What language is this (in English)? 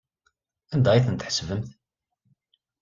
Kabyle